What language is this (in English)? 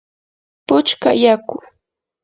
Yanahuanca Pasco Quechua